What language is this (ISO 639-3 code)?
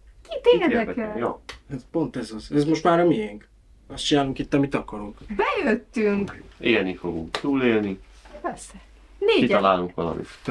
hun